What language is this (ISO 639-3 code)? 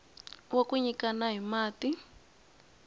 tso